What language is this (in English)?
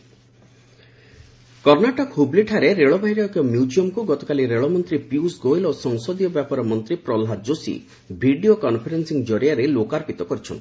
Odia